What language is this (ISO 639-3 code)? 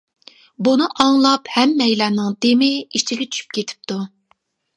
uig